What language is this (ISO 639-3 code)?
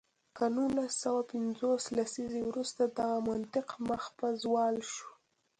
pus